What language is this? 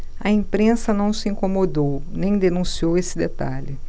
Portuguese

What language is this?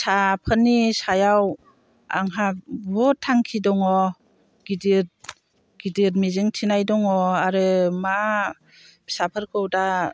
Bodo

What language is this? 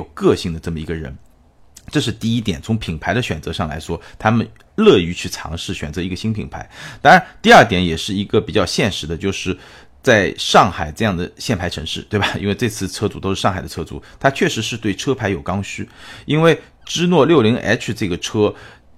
Chinese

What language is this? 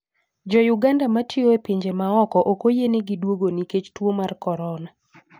Luo (Kenya and Tanzania)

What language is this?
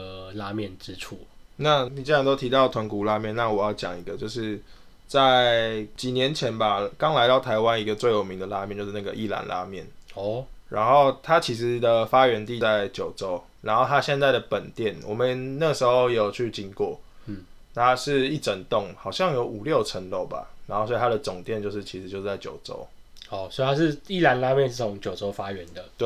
Chinese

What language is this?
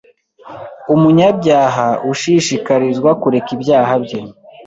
Kinyarwanda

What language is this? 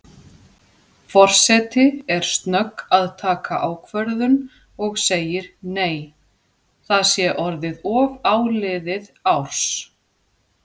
Icelandic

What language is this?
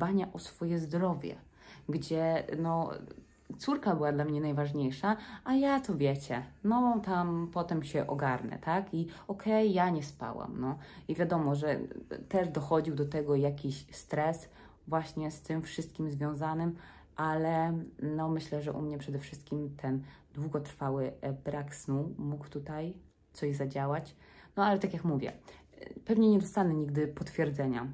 Polish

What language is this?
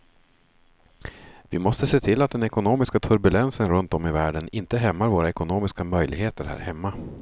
Swedish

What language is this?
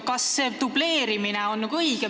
Estonian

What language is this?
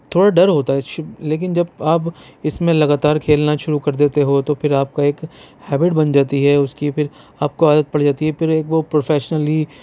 Urdu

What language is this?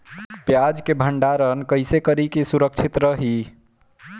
Bhojpuri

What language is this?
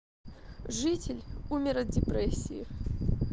Russian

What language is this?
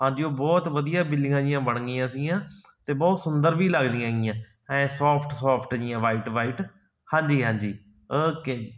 Punjabi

